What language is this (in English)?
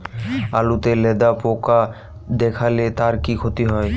Bangla